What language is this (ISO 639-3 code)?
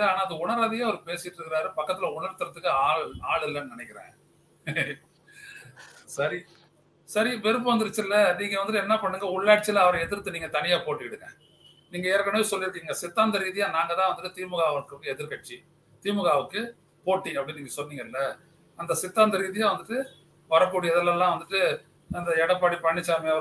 tam